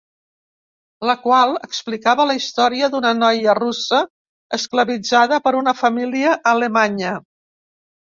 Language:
Catalan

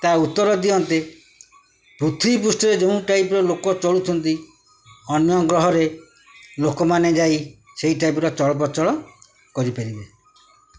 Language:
Odia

